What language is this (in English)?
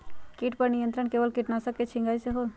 Magahi